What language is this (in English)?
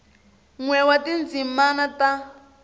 Tsonga